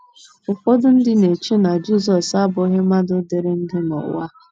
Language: Igbo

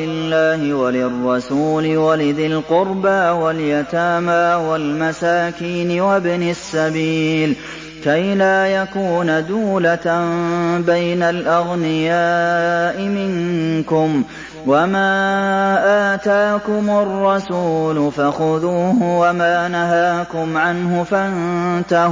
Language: Arabic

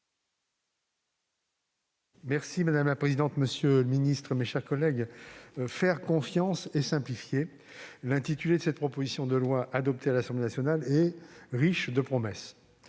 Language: French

